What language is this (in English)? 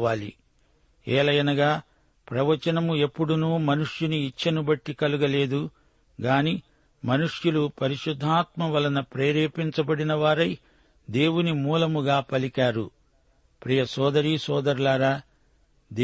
Telugu